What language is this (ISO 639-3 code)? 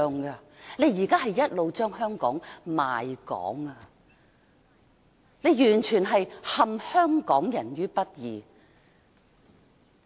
yue